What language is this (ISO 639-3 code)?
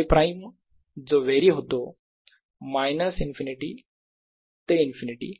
mar